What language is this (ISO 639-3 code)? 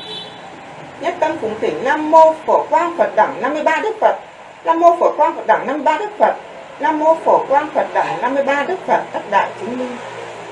vie